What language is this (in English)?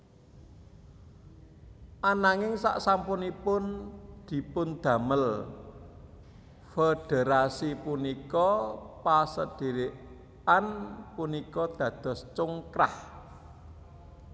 Javanese